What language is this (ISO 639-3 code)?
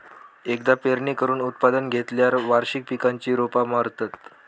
mar